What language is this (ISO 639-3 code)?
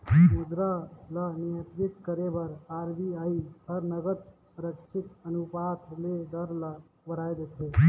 hne